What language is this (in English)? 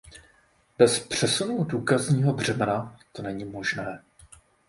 Czech